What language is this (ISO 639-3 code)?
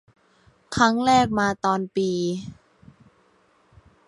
tha